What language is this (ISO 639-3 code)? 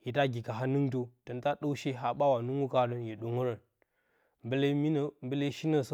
bcy